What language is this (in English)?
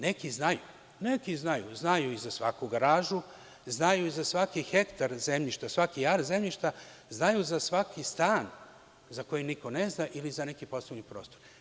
Serbian